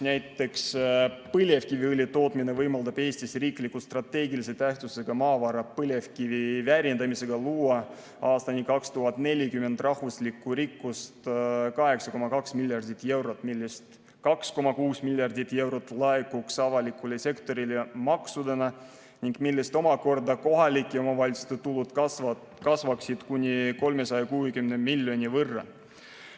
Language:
Estonian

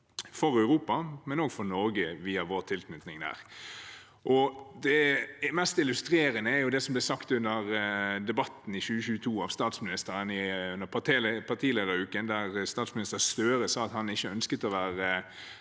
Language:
Norwegian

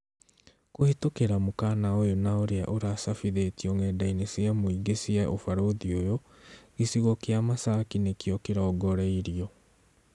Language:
Kikuyu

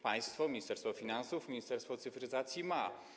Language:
Polish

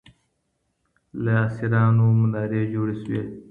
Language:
Pashto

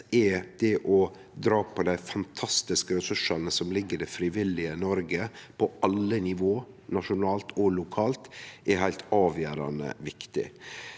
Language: Norwegian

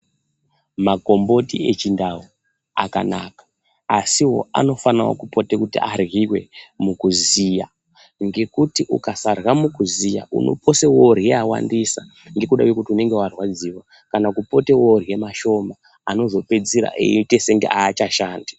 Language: Ndau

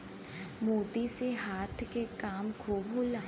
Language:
Bhojpuri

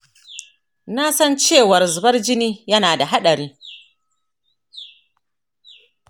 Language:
Hausa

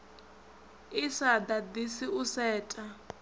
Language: Venda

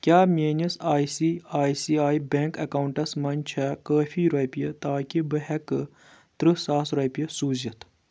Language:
Kashmiri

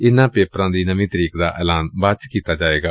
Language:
Punjabi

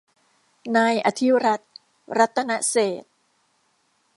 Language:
Thai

